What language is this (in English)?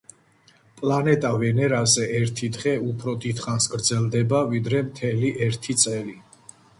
Georgian